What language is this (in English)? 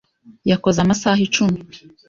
Kinyarwanda